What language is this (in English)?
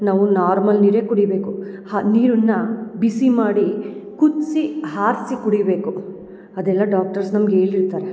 Kannada